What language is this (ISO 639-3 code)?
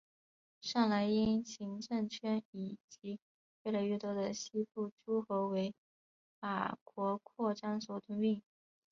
zho